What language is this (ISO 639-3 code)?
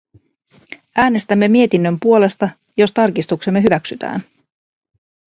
fin